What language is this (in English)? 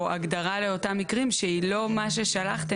Hebrew